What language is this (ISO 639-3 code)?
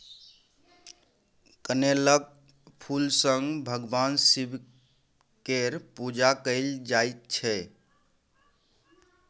mai